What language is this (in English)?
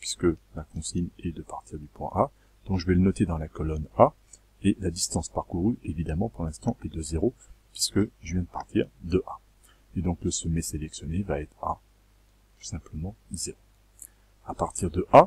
French